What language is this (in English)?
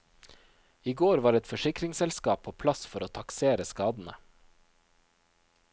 Norwegian